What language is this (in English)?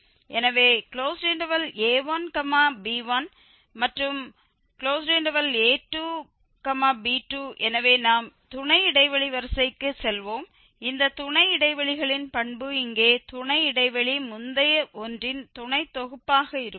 Tamil